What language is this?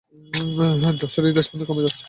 Bangla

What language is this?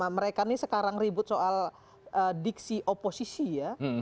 Indonesian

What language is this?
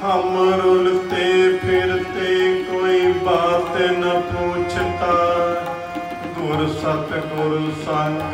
Romanian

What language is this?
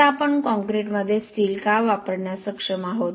Marathi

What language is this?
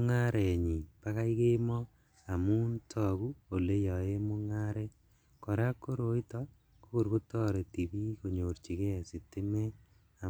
Kalenjin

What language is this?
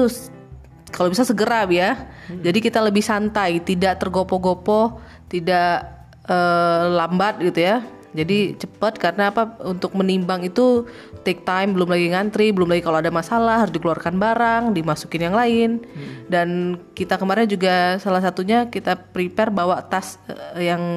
Indonesian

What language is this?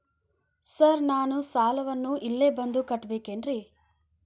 Kannada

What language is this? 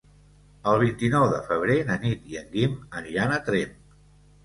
Catalan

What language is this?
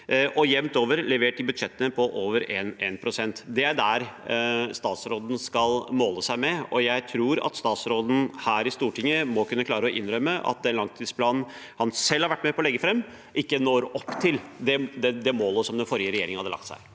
Norwegian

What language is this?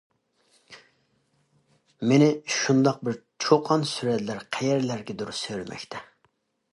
Uyghur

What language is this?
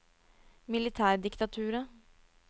Norwegian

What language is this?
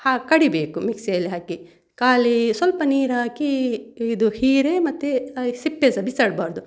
Kannada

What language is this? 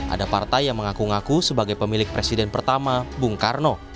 Indonesian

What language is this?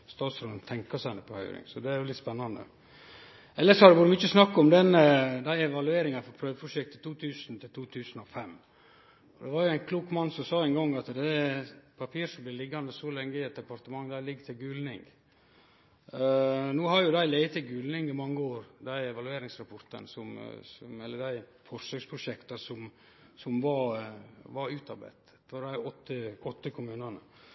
Norwegian Nynorsk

